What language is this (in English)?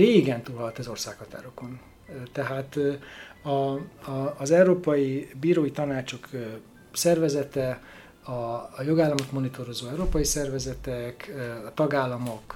Hungarian